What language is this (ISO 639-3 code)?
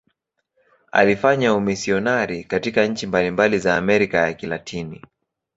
swa